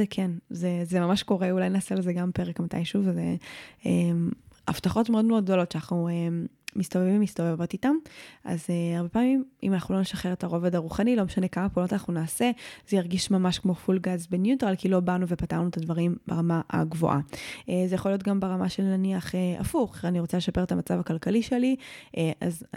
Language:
Hebrew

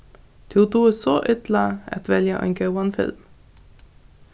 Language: Faroese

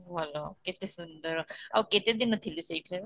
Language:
Odia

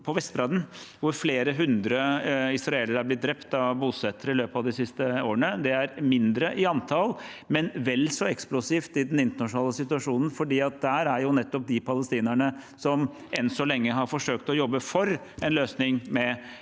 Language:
Norwegian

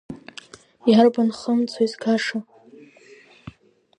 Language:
Abkhazian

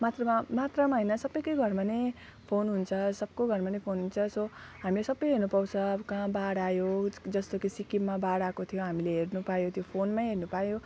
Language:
Nepali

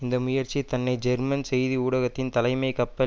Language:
Tamil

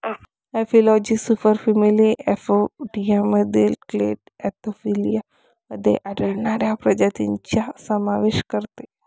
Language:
Marathi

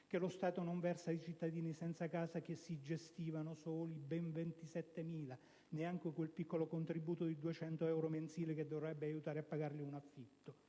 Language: Italian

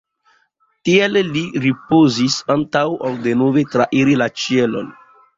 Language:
Esperanto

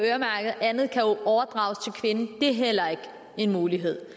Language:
Danish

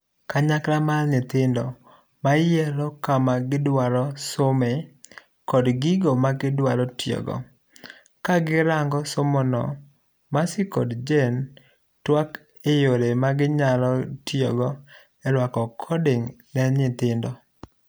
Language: Luo (Kenya and Tanzania)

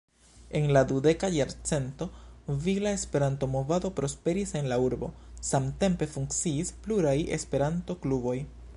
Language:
Esperanto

